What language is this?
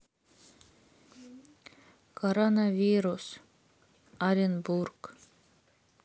Russian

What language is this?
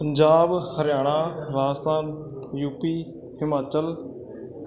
Punjabi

